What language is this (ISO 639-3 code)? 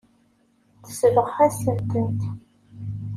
kab